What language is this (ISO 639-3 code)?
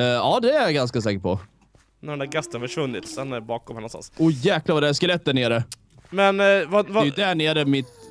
swe